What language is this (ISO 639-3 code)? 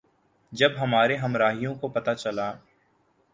urd